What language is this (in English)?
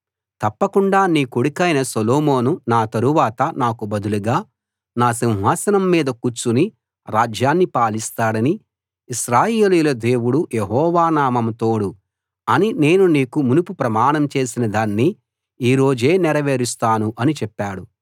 Telugu